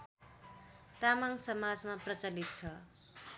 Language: Nepali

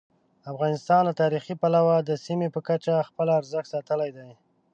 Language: Pashto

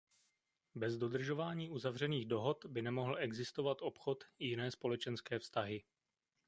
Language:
Czech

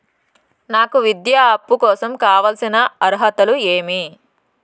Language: Telugu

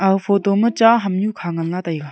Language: Wancho Naga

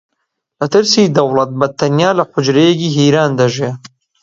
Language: Central Kurdish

